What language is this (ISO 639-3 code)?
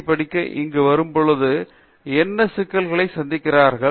tam